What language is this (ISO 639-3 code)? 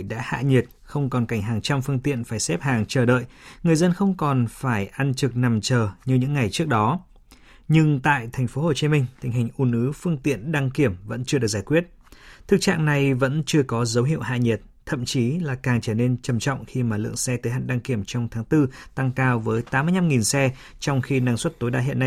vie